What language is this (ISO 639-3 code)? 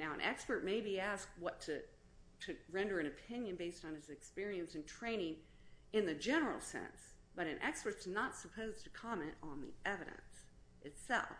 eng